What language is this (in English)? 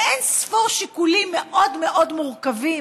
Hebrew